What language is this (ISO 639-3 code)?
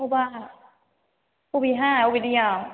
brx